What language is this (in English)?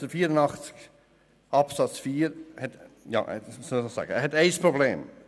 Swiss German